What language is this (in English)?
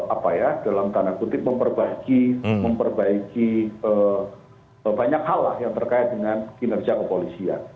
Indonesian